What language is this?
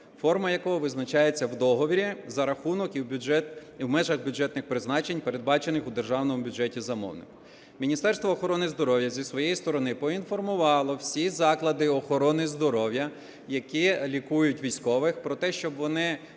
Ukrainian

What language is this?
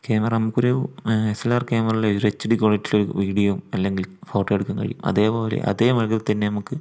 Malayalam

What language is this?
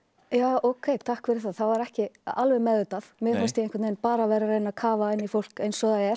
Icelandic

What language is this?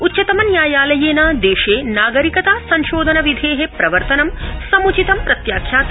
Sanskrit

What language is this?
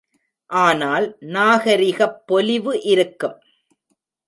Tamil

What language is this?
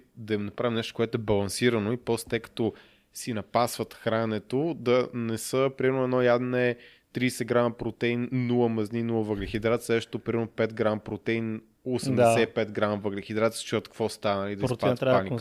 Bulgarian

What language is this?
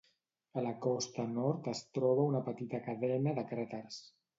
Catalan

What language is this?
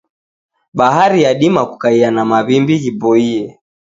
Taita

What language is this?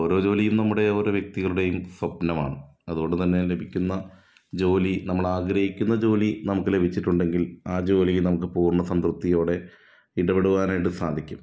Malayalam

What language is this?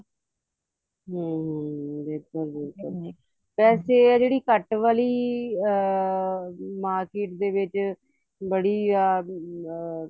Punjabi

